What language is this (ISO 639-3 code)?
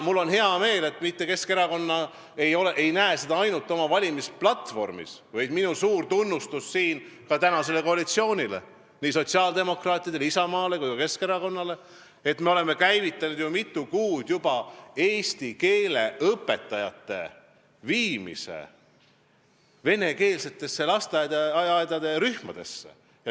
est